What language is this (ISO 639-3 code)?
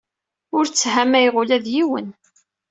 kab